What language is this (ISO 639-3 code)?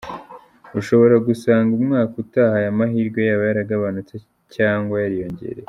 kin